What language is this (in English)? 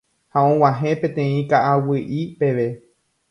Guarani